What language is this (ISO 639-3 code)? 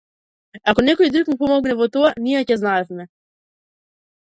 mkd